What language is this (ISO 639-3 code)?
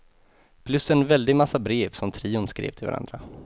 swe